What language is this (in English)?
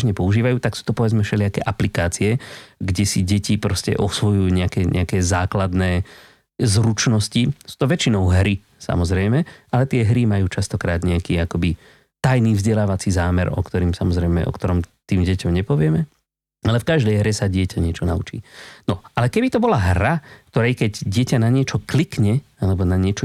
Slovak